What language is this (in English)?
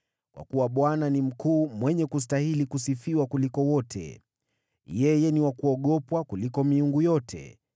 Swahili